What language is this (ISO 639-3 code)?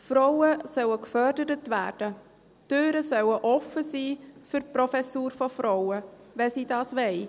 gsw